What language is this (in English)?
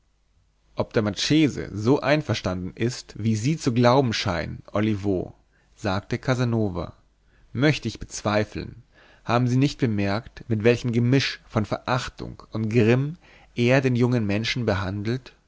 German